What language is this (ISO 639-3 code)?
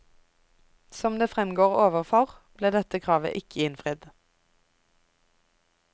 nor